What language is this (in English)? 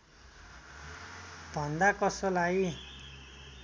Nepali